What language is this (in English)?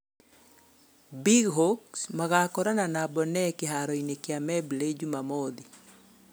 Kikuyu